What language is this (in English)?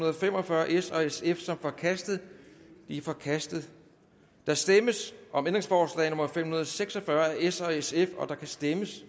Danish